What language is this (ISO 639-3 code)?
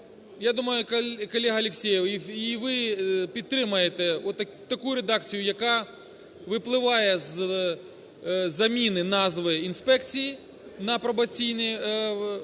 ukr